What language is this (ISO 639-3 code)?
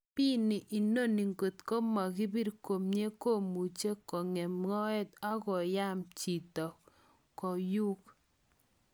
kln